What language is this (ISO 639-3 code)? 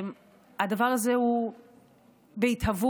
heb